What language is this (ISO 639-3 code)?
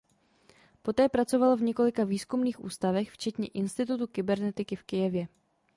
ces